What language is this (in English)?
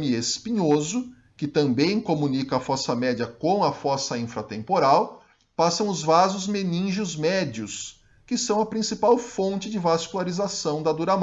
Portuguese